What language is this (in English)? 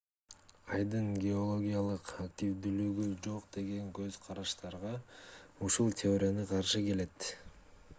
Kyrgyz